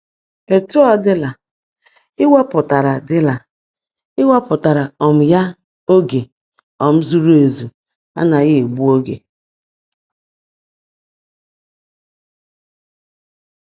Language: Igbo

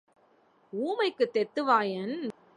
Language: Tamil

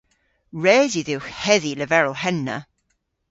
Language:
Cornish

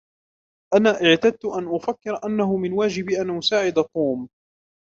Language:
Arabic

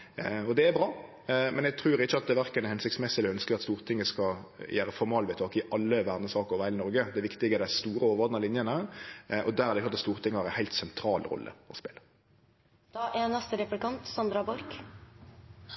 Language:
Norwegian Nynorsk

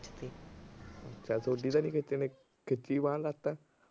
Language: Punjabi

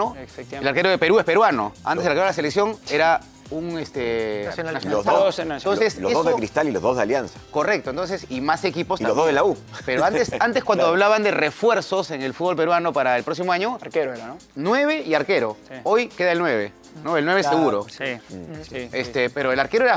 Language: Spanish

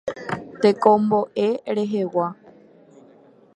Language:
Guarani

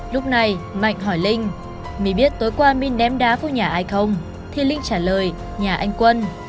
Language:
Vietnamese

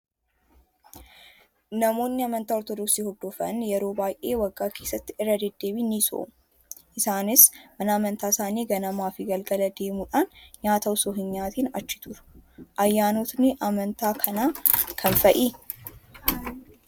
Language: Oromo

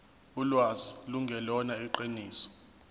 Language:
Zulu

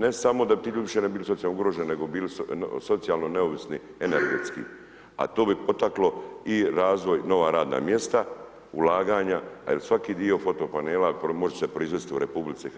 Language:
Croatian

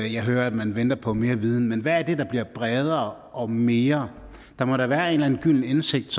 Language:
Danish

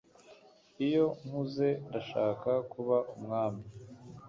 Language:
Kinyarwanda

